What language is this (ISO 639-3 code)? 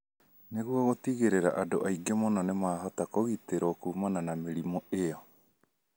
kik